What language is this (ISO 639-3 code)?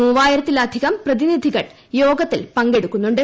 mal